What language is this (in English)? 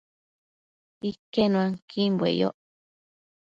Matsés